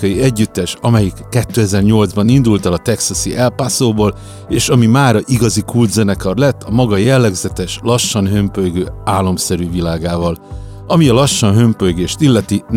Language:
Hungarian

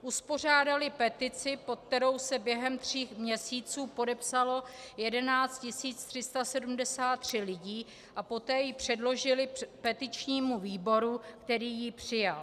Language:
Czech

